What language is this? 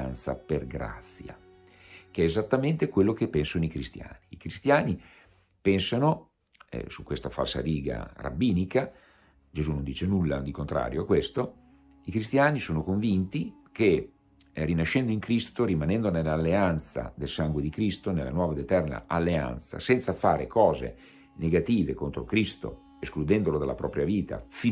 Italian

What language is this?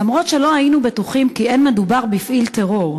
Hebrew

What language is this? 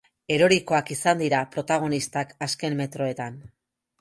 Basque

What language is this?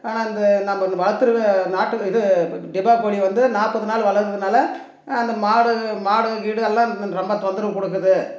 Tamil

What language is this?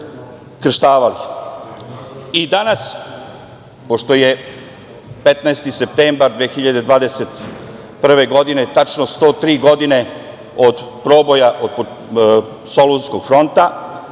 Serbian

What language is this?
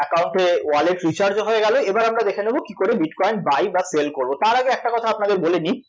Bangla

